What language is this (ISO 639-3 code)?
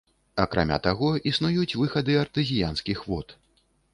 bel